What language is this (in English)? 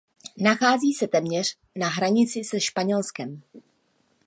Czech